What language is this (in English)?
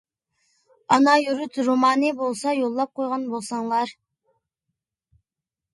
Uyghur